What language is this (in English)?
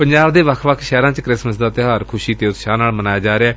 Punjabi